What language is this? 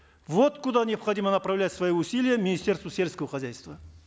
Kazakh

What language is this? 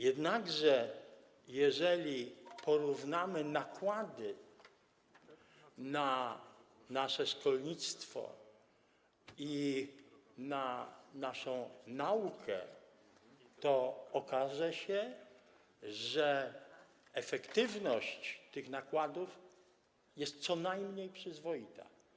Polish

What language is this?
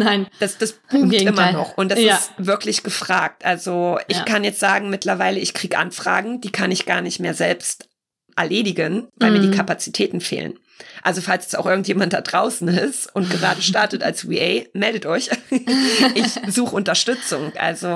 German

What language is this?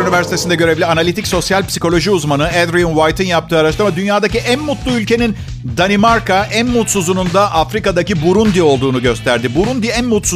Turkish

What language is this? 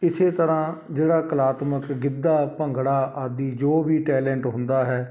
Punjabi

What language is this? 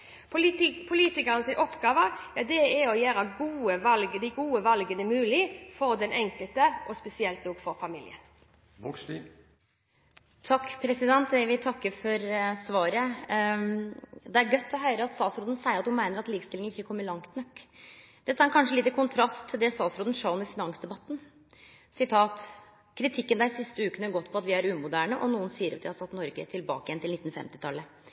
Norwegian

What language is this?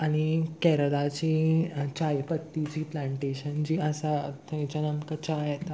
Konkani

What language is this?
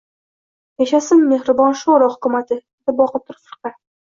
Uzbek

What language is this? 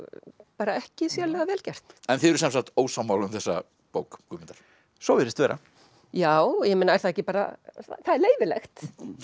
Icelandic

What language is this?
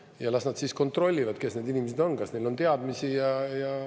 Estonian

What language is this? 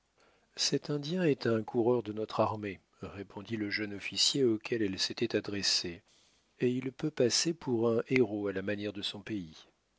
French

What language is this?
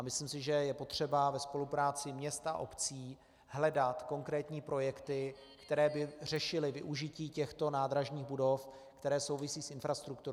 Czech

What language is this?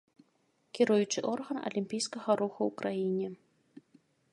Belarusian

